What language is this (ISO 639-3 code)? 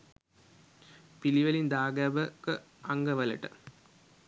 sin